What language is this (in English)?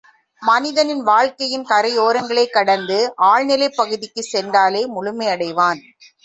Tamil